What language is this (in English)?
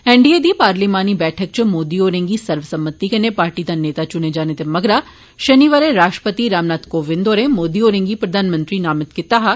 Dogri